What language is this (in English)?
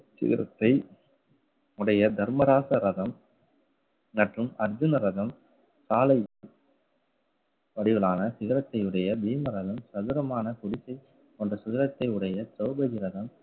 Tamil